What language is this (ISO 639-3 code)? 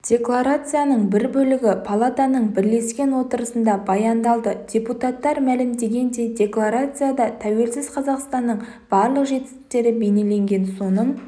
kaz